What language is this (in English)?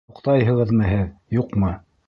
Bashkir